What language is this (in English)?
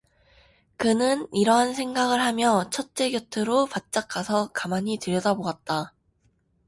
Korean